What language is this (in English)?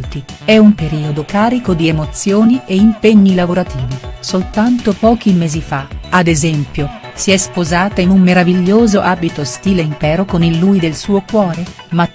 Italian